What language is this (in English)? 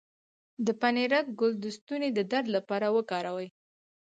Pashto